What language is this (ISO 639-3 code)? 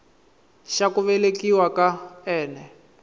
tso